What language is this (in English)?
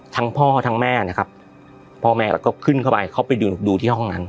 Thai